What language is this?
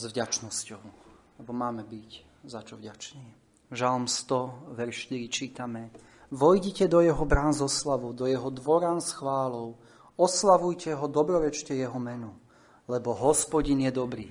Slovak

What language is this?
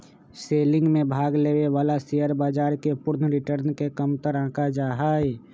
Magahi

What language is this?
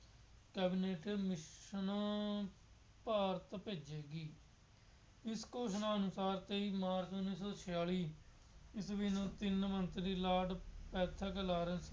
Punjabi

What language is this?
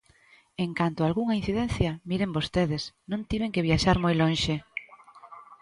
Galician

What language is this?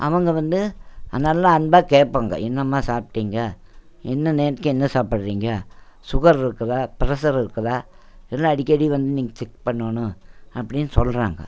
Tamil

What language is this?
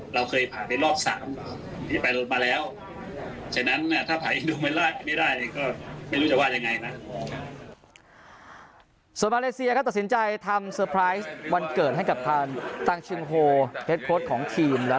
Thai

